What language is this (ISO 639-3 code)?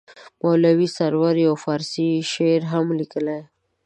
pus